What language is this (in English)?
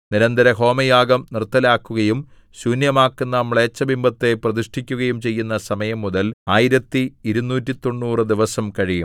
Malayalam